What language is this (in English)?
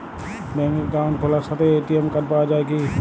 Bangla